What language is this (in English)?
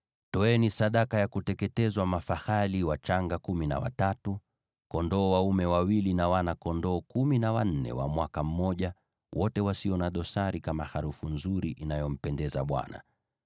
Swahili